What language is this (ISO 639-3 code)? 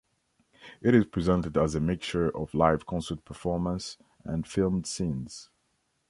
eng